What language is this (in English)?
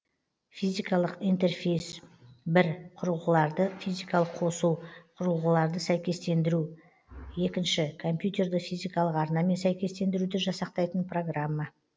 Kazakh